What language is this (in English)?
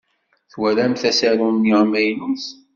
Kabyle